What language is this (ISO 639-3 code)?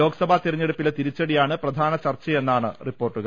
mal